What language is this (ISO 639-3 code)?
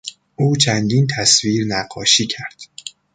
fas